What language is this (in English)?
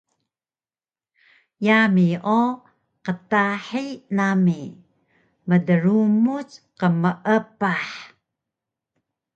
Taroko